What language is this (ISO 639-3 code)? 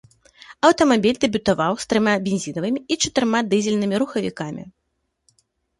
bel